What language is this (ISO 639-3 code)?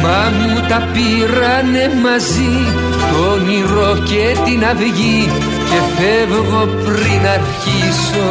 ell